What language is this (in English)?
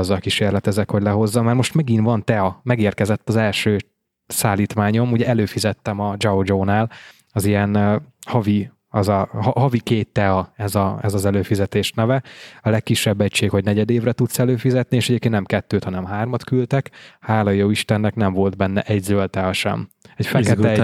Hungarian